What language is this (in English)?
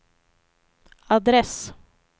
Swedish